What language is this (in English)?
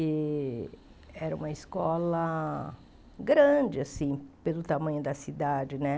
Portuguese